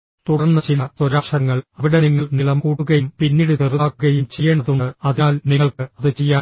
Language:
Malayalam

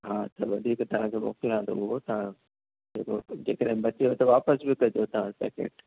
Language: Sindhi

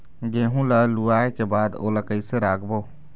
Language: Chhattisgarhi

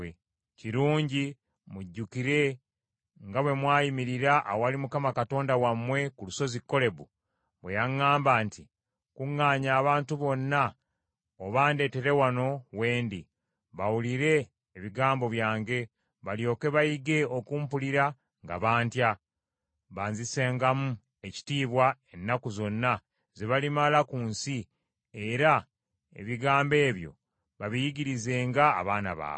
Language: Ganda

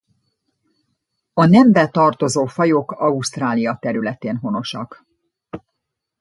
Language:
Hungarian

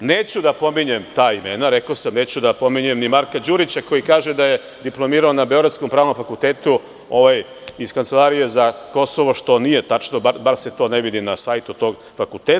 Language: Serbian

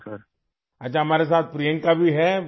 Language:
Urdu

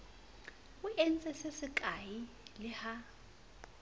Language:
Southern Sotho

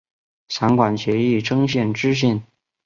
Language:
Chinese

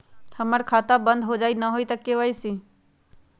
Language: Magahi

